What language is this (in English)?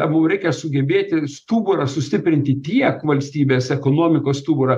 Lithuanian